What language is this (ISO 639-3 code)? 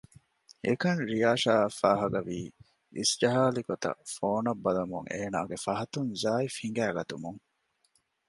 div